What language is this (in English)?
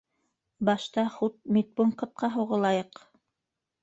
Bashkir